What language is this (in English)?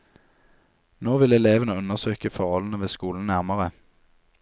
Norwegian